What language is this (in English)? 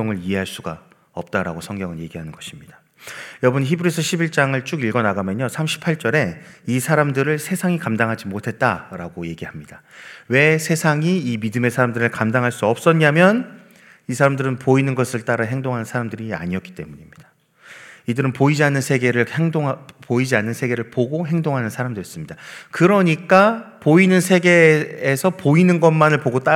Korean